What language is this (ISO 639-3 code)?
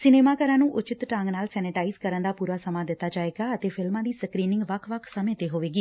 pan